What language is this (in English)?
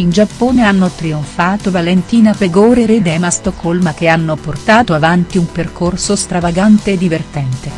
Italian